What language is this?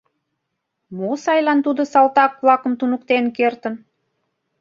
Mari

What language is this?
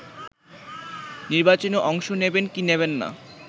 Bangla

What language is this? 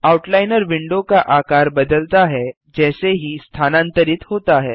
Hindi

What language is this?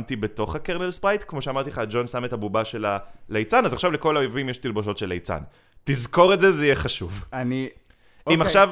Hebrew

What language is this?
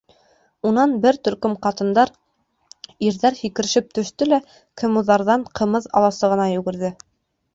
Bashkir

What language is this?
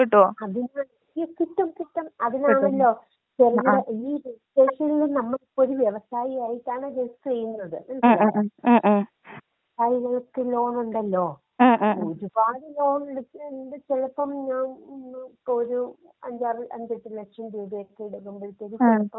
Malayalam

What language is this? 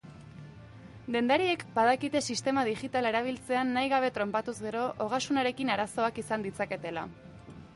Basque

